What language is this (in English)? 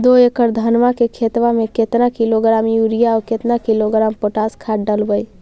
Magahi